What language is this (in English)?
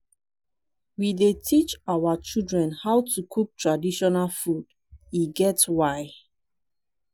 Nigerian Pidgin